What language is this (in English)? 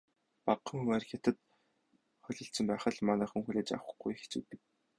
Mongolian